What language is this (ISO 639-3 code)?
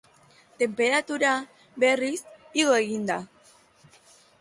eus